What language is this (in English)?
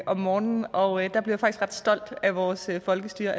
Danish